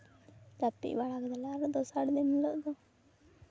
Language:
Santali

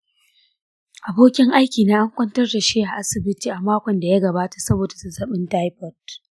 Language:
Hausa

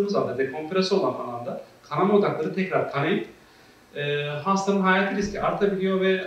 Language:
Turkish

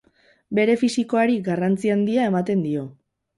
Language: Basque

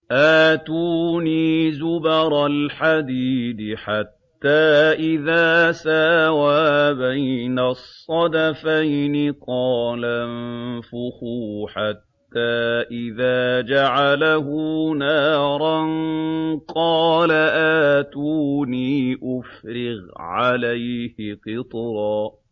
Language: Arabic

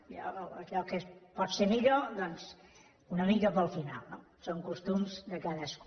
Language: Catalan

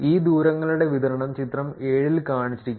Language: Malayalam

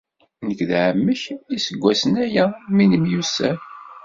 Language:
Kabyle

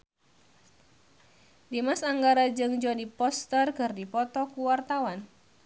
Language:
Sundanese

